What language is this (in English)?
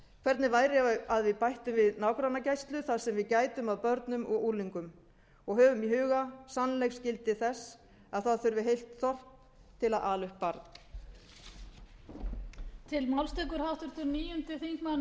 Icelandic